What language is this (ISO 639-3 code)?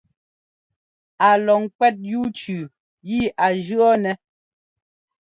jgo